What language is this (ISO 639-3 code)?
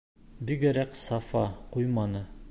bak